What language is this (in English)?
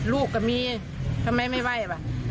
Thai